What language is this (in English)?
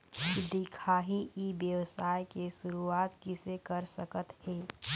Chhattisgarhi